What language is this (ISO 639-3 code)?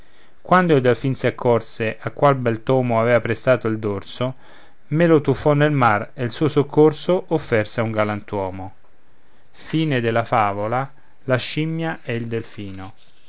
ita